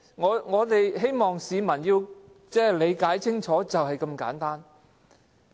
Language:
Cantonese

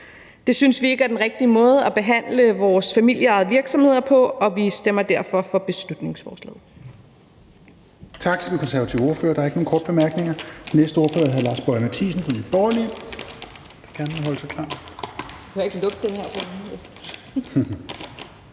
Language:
Danish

